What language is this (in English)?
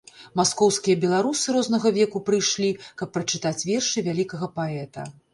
Belarusian